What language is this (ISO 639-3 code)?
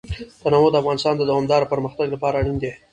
pus